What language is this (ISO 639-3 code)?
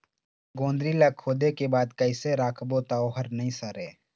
hne